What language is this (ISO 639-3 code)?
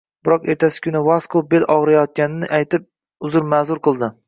uzb